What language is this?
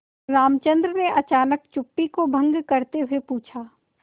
Hindi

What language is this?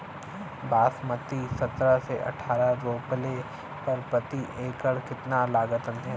Bhojpuri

